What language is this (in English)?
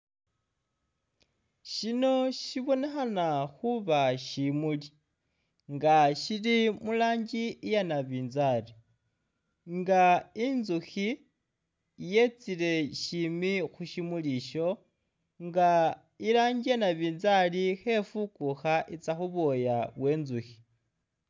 Masaaba